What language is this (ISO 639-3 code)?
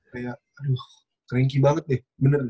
ind